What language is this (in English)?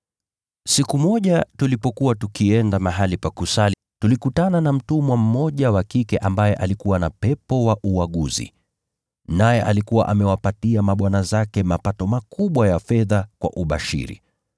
Swahili